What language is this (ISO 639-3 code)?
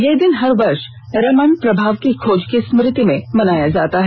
hin